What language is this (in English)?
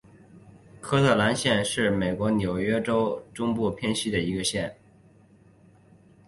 Chinese